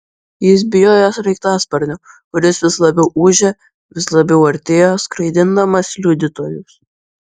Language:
Lithuanian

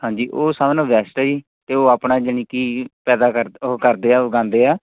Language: Punjabi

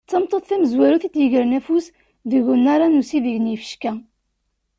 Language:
Kabyle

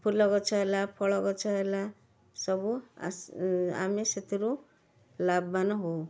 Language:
Odia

